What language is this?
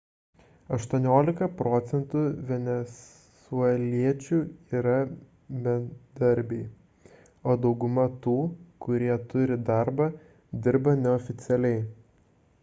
Lithuanian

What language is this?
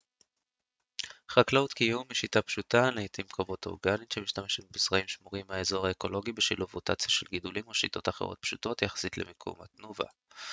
Hebrew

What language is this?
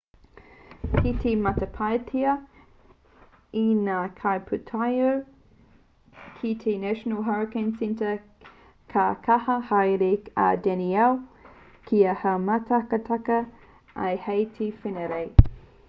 Māori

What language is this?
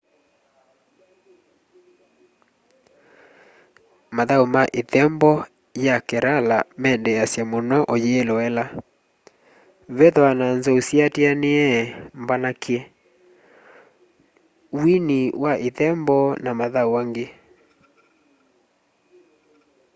Kamba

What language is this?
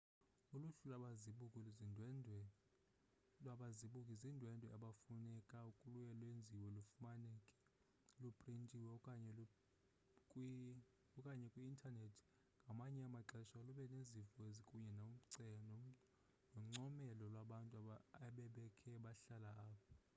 Xhosa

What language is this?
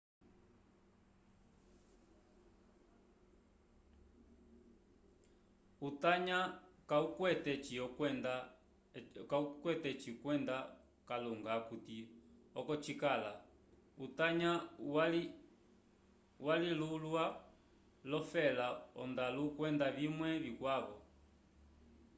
Umbundu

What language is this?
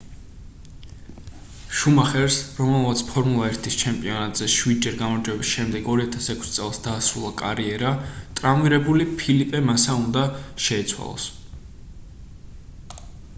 Georgian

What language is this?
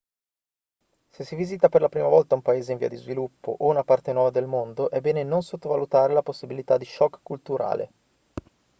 Italian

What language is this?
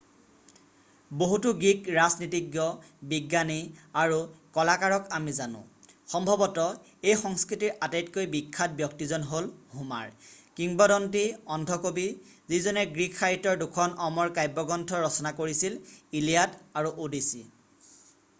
Assamese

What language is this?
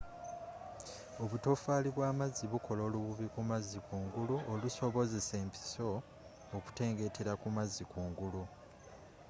Ganda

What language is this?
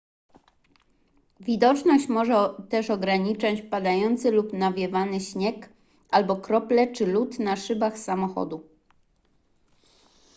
Polish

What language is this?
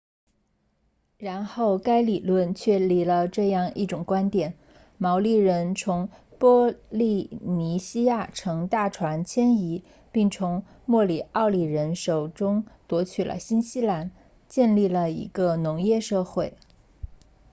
Chinese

